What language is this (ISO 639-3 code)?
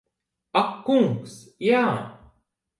lav